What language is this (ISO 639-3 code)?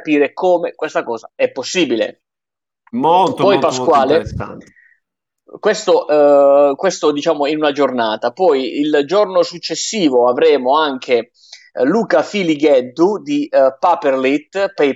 ita